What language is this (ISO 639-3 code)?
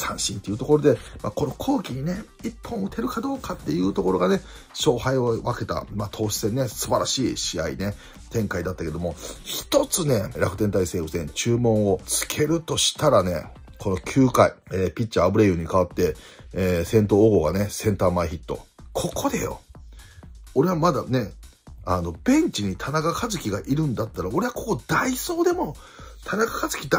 jpn